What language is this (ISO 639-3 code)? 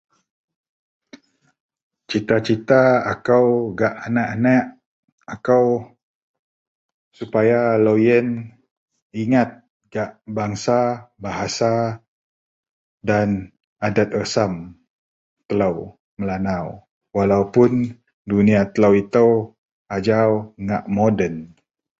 mel